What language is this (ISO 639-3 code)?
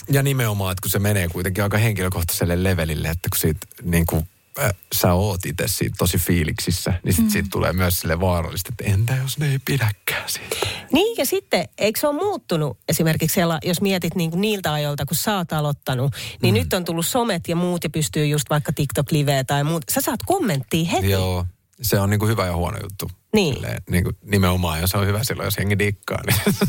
fin